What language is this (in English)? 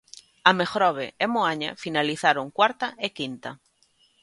Galician